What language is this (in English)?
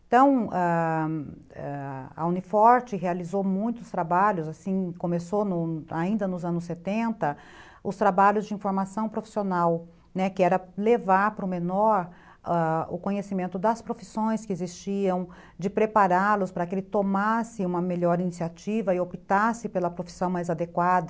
Portuguese